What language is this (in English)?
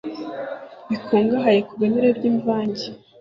Kinyarwanda